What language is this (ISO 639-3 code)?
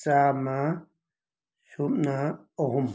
mni